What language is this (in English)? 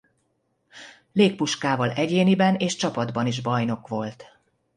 Hungarian